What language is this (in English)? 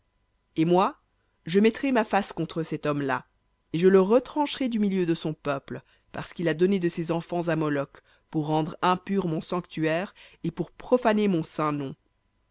French